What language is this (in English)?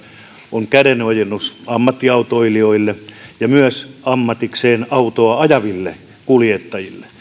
Finnish